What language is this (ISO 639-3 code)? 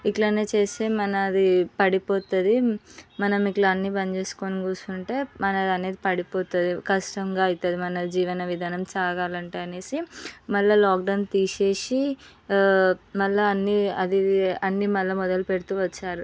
tel